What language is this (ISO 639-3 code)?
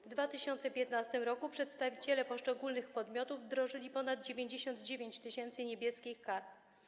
pol